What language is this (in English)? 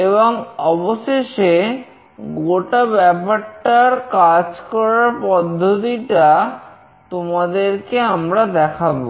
Bangla